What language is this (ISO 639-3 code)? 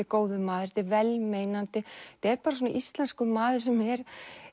isl